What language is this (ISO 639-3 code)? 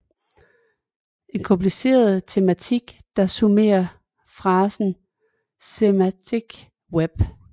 dan